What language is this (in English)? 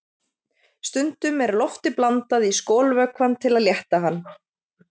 Icelandic